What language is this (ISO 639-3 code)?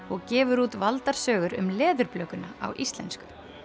isl